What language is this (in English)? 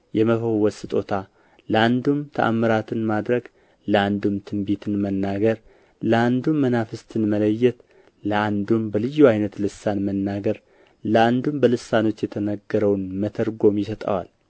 Amharic